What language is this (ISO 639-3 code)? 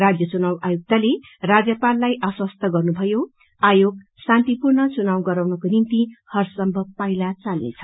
nep